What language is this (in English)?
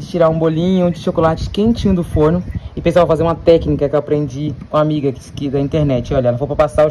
Portuguese